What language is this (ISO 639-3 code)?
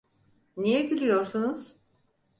tur